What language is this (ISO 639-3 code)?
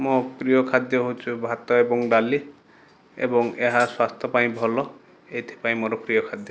ori